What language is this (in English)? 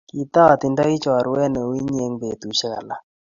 Kalenjin